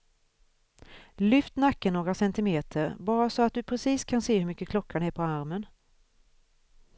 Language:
Swedish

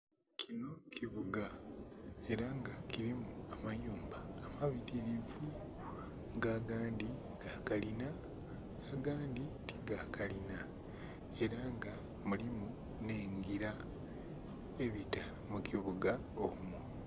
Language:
Soga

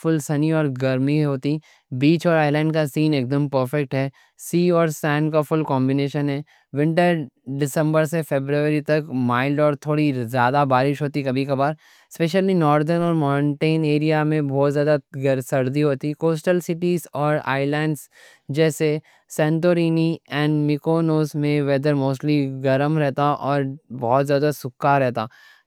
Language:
Deccan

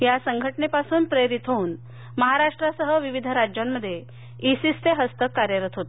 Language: Marathi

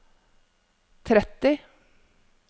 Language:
Norwegian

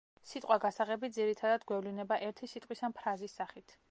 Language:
Georgian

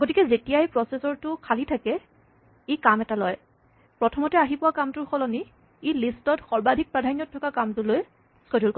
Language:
Assamese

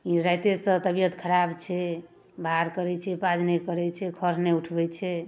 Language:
Maithili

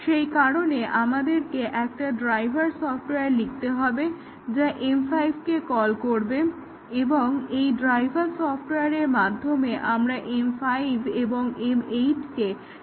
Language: Bangla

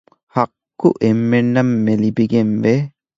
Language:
Divehi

